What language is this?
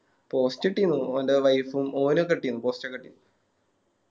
Malayalam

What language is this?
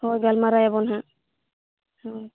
Santali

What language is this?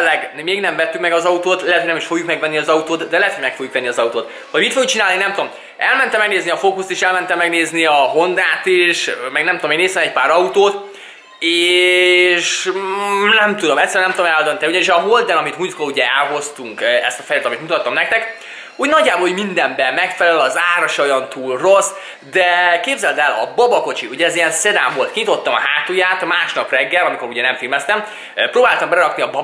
Hungarian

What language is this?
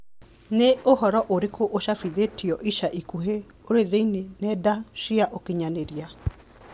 Kikuyu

